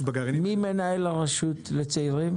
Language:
Hebrew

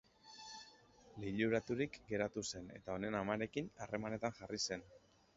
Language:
Basque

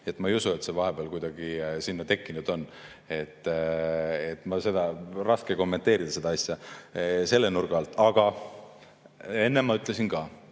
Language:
Estonian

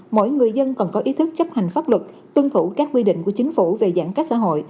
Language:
Vietnamese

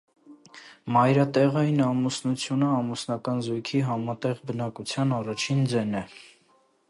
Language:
Armenian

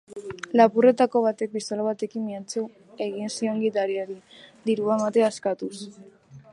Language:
Basque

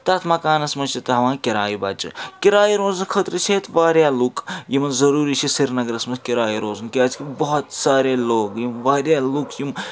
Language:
Kashmiri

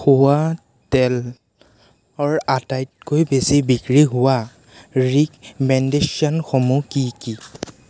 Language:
Assamese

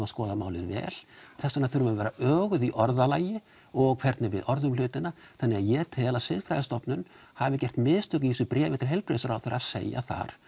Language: Icelandic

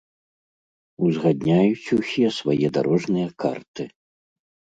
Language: Belarusian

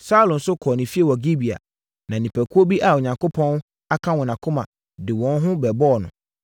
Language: Akan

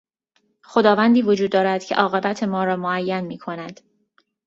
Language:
Persian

